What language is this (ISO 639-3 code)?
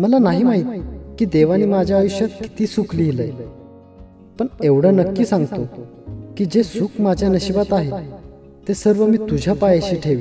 mar